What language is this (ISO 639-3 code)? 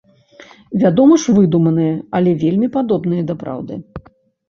bel